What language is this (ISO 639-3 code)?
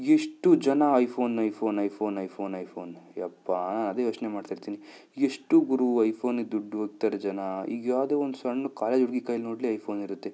kan